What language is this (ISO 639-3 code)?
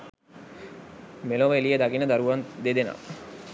sin